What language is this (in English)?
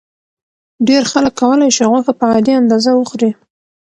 Pashto